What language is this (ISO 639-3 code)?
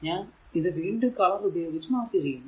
mal